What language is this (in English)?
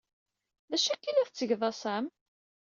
Kabyle